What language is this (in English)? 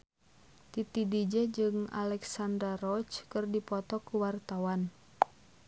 Sundanese